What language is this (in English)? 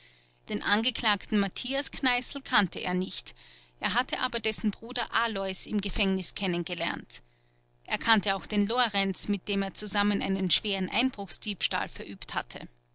German